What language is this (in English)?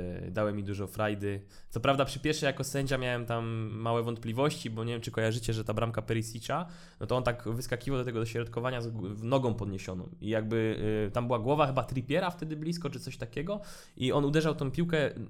Polish